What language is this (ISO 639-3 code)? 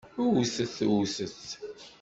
kab